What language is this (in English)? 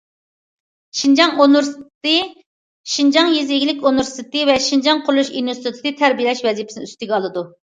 Uyghur